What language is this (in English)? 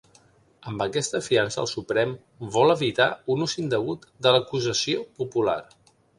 Catalan